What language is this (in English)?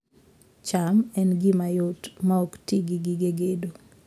Luo (Kenya and Tanzania)